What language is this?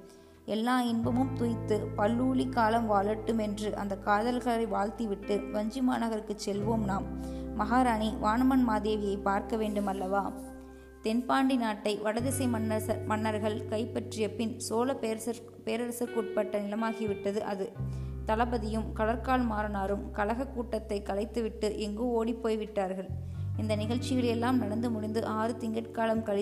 Tamil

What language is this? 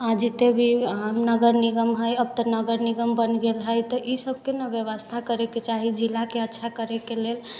Maithili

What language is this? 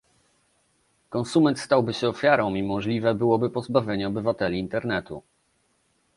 Polish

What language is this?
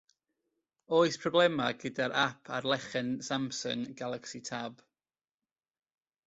Welsh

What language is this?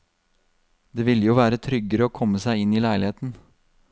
Norwegian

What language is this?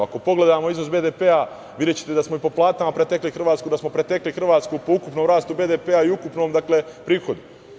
Serbian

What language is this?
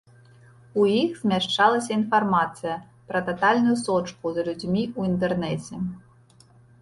Belarusian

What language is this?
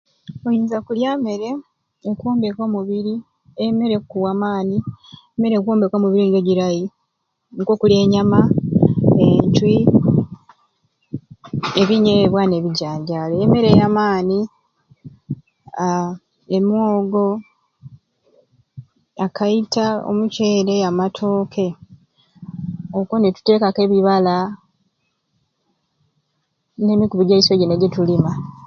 Ruuli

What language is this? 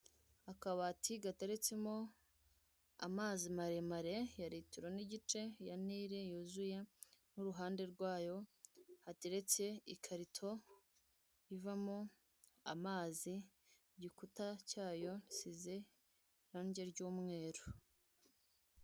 Kinyarwanda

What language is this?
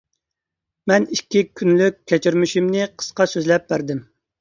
Uyghur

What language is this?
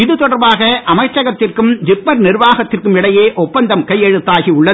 Tamil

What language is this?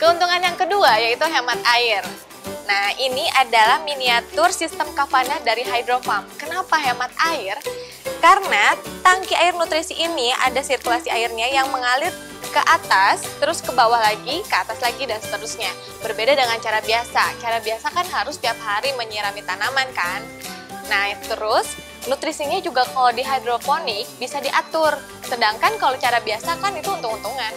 Indonesian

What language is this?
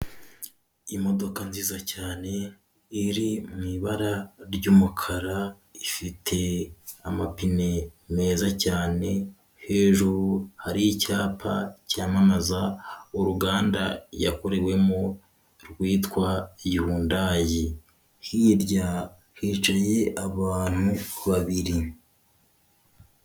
Kinyarwanda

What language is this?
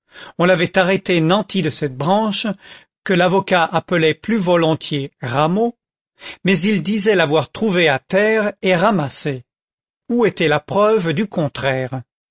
French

